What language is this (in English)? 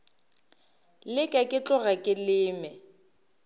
Northern Sotho